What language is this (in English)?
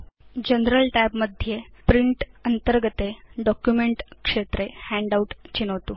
Sanskrit